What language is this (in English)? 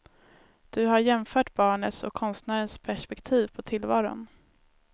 Swedish